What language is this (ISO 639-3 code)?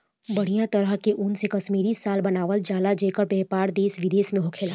bho